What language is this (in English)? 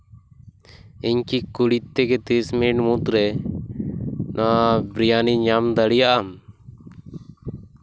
Santali